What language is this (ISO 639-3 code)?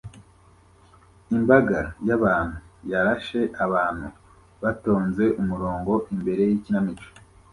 kin